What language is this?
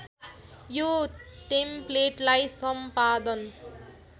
Nepali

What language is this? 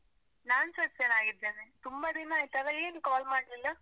Kannada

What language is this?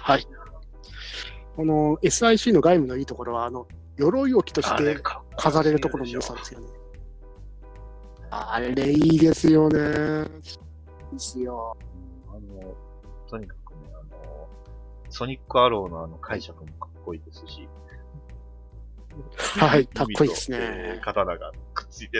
Japanese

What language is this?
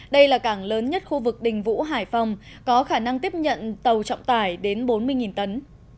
Vietnamese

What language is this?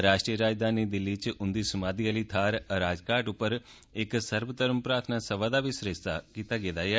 Dogri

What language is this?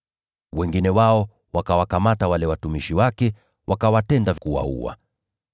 Swahili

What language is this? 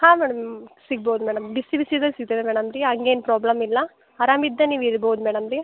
Kannada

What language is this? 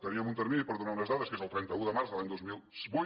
Catalan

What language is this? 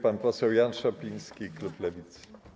Polish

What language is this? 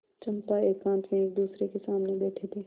Hindi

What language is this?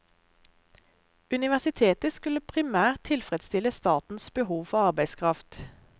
Norwegian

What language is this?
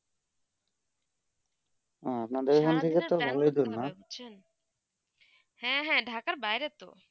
Bangla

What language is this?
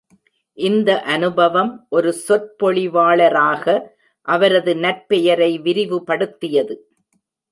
Tamil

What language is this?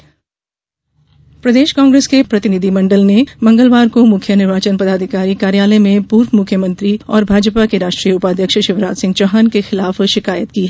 Hindi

